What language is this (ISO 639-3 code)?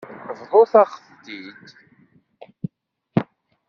kab